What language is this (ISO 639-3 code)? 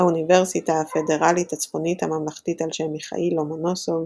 heb